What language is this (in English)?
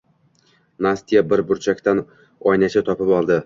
Uzbek